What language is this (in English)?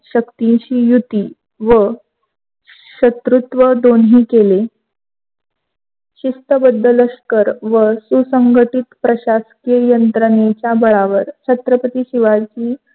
Marathi